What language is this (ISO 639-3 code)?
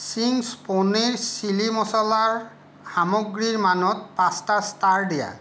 asm